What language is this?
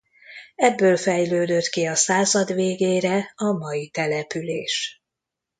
Hungarian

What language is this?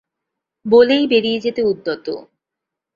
Bangla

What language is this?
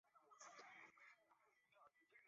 Chinese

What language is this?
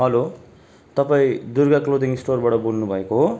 Nepali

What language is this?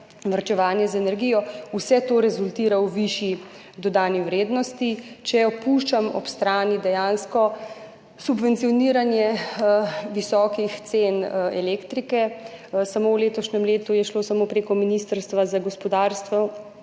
Slovenian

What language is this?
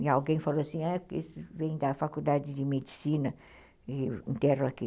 Portuguese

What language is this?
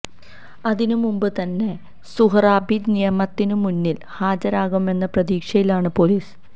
Malayalam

